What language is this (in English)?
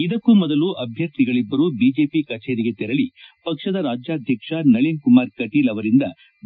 Kannada